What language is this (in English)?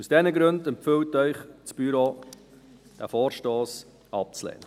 Swiss German